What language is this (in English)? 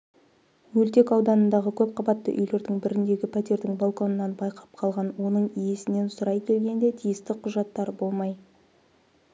Kazakh